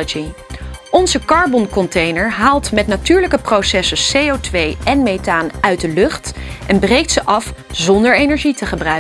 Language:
Dutch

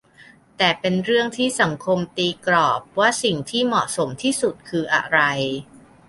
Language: Thai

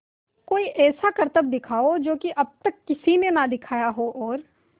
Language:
Hindi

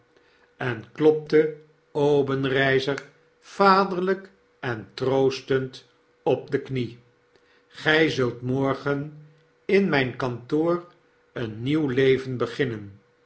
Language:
Dutch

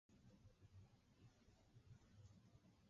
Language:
Guarani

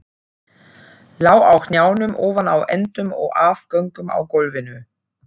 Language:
Icelandic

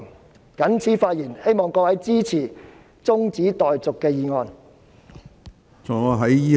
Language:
Cantonese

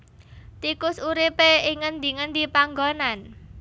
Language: Javanese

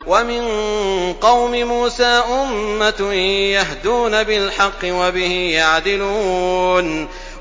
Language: Arabic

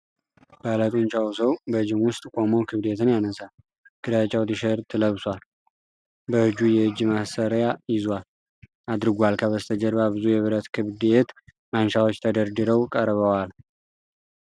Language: Amharic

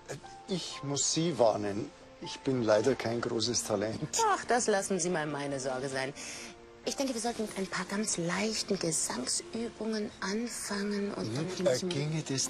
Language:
German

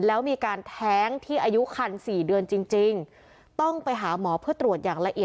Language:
Thai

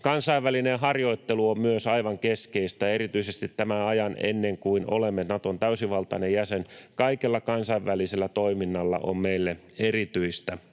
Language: Finnish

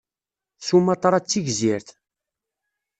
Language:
Kabyle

